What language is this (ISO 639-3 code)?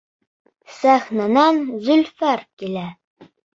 bak